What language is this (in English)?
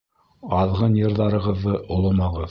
Bashkir